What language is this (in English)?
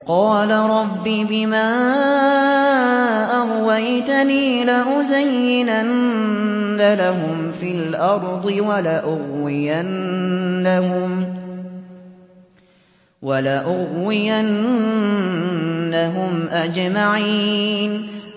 Arabic